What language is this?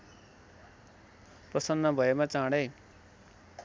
Nepali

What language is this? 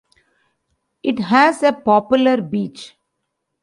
English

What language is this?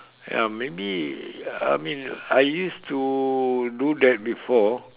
English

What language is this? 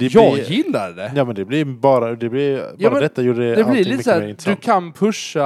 Swedish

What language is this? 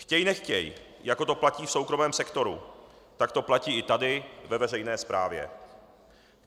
Czech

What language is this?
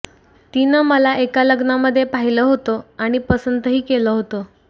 Marathi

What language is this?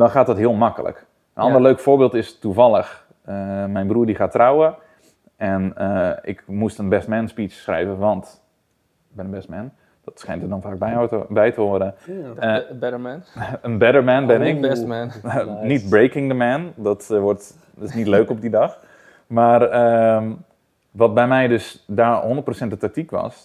Dutch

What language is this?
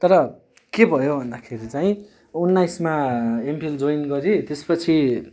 Nepali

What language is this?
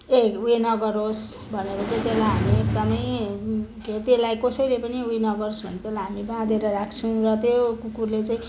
Nepali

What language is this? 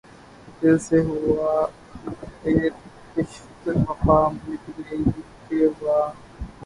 Urdu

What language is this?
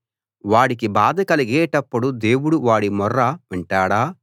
Telugu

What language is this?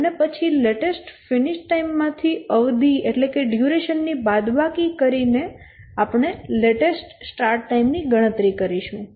Gujarati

